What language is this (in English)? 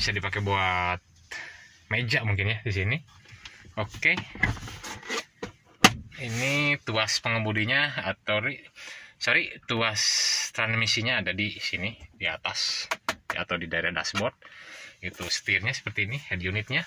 Indonesian